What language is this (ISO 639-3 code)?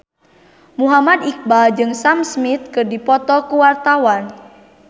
sun